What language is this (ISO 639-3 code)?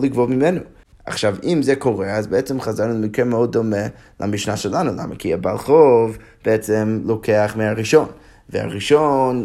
heb